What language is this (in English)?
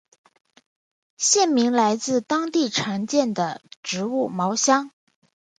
Chinese